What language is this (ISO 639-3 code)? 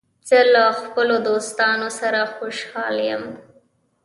pus